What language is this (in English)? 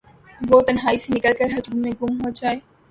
Urdu